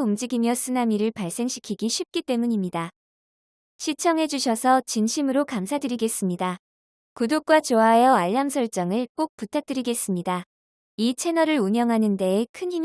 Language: Korean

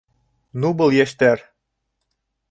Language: Bashkir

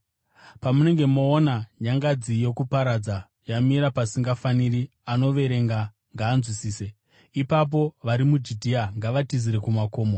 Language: Shona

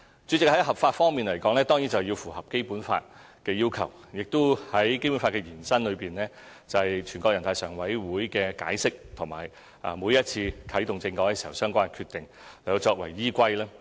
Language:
Cantonese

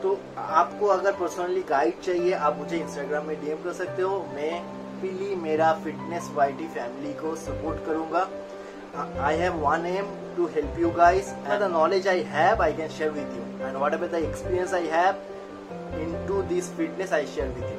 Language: Hindi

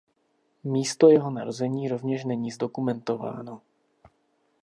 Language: Czech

